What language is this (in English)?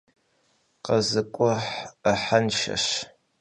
Kabardian